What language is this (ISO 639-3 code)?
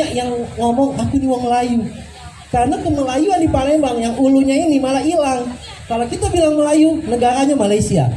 ind